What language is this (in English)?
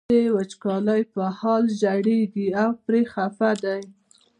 Pashto